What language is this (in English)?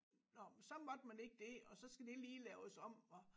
Danish